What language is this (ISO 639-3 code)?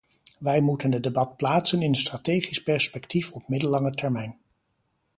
nld